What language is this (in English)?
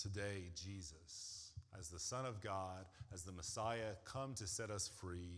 English